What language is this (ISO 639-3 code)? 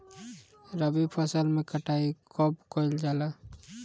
bho